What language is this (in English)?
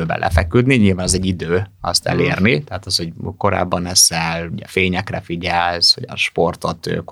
Hungarian